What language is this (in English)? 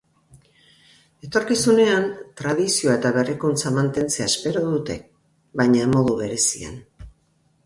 Basque